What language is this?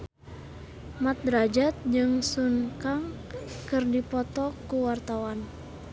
Sundanese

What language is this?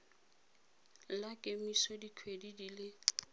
Tswana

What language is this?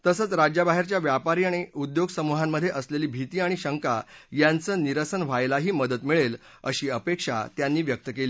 Marathi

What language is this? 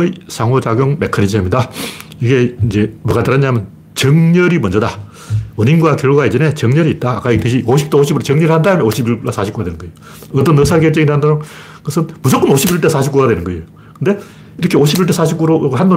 Korean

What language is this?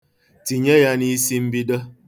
Igbo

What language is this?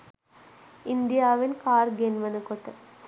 Sinhala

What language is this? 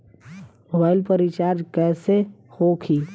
Bhojpuri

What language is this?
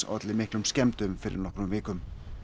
Icelandic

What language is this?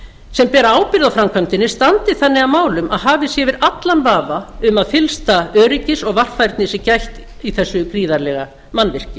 Icelandic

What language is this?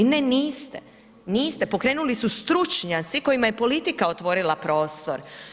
Croatian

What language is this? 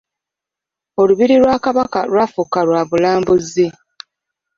Ganda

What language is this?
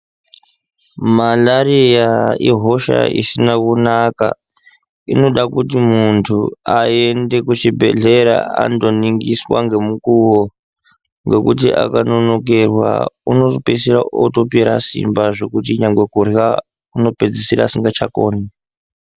Ndau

